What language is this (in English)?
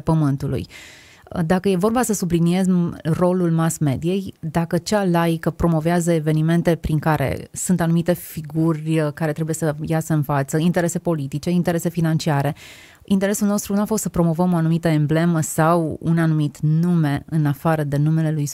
Romanian